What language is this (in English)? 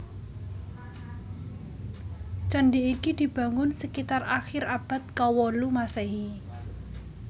Javanese